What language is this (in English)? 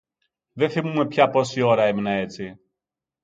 Greek